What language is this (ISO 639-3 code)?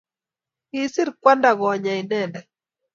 kln